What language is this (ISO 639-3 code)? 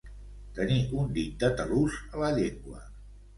cat